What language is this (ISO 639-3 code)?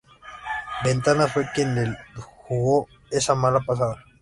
spa